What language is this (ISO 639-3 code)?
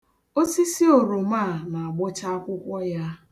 ibo